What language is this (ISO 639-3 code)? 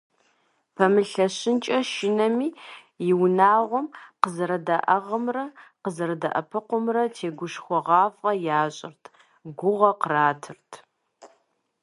kbd